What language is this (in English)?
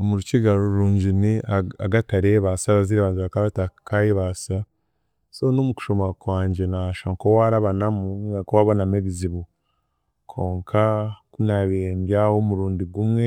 Chiga